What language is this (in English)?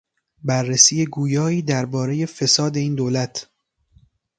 Persian